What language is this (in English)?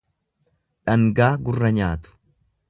Oromo